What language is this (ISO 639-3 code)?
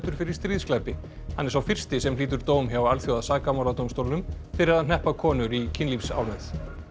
isl